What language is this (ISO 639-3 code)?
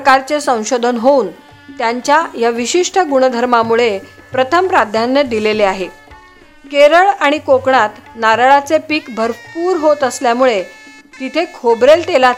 mar